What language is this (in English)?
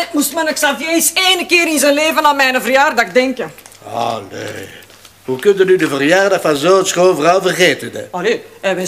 Dutch